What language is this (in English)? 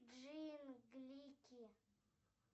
Russian